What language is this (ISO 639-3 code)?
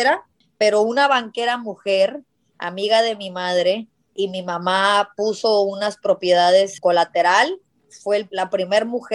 spa